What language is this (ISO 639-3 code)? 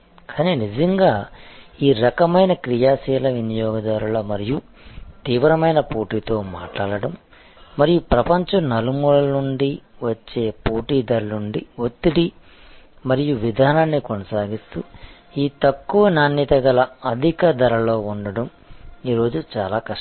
tel